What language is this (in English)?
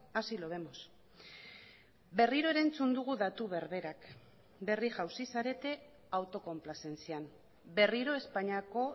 Basque